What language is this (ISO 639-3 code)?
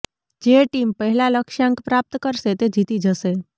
guj